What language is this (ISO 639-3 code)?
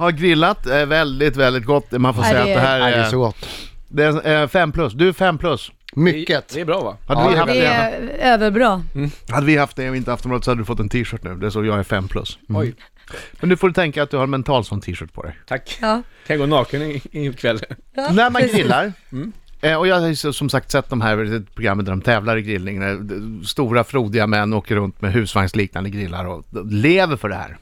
swe